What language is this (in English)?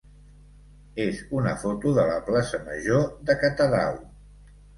Catalan